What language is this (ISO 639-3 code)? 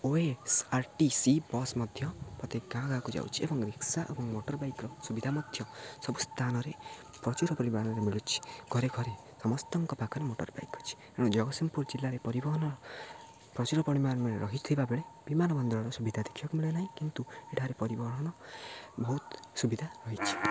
ori